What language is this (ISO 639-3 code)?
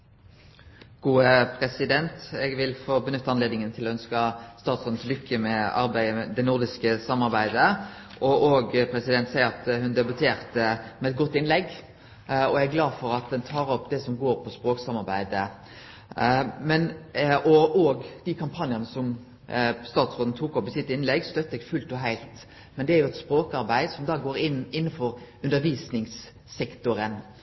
nno